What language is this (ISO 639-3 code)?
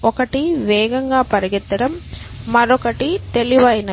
tel